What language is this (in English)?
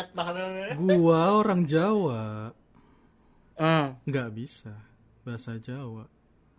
Indonesian